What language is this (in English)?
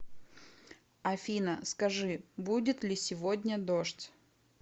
Russian